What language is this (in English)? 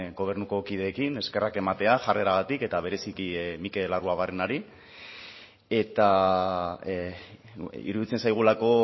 Basque